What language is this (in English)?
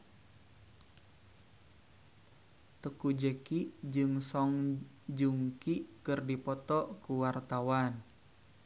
Sundanese